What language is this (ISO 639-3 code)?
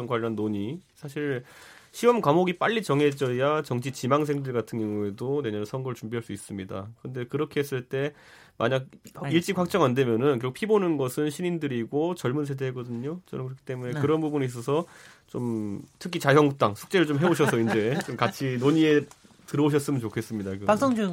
kor